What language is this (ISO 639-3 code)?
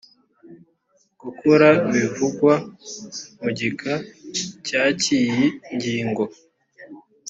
kin